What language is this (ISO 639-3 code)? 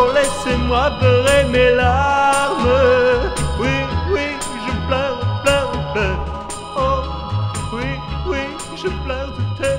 fra